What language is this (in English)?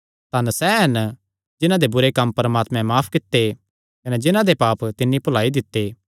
Kangri